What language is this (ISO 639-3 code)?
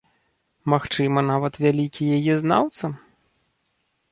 bel